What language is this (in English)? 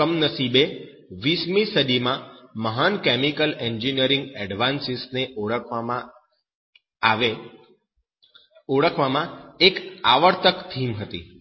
Gujarati